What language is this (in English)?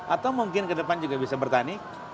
Indonesian